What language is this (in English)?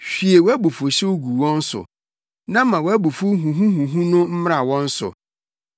Akan